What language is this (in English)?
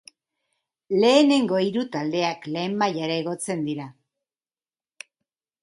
Basque